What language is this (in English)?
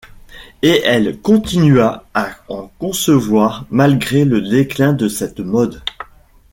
French